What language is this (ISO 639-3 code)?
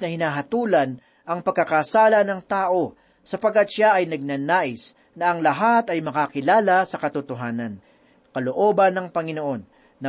fil